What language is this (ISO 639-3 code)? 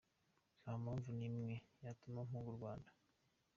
kin